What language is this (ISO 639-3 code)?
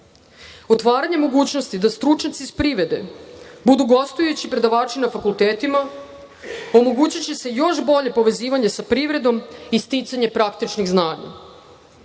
srp